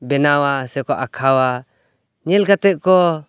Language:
Santali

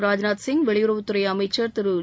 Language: Tamil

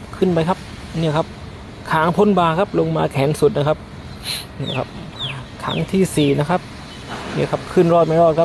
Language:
Thai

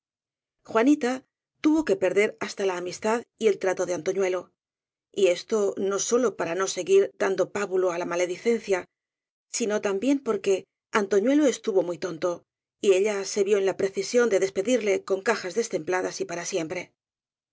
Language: Spanish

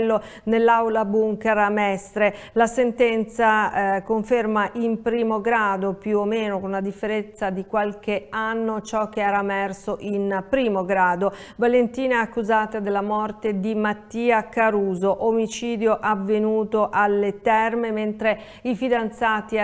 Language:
Italian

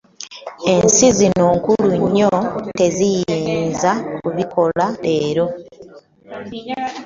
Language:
Ganda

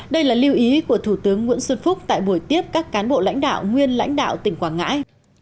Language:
Vietnamese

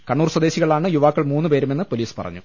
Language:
Malayalam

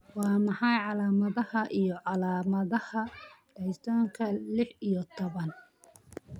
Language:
Somali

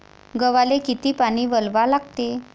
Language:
Marathi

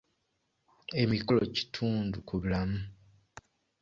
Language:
Ganda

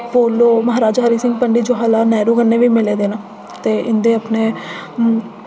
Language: Dogri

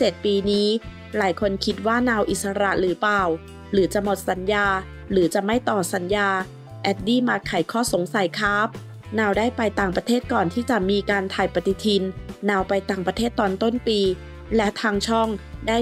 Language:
Thai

